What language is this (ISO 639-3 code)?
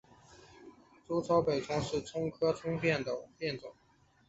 zho